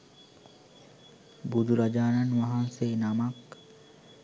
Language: Sinhala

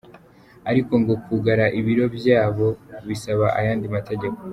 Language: Kinyarwanda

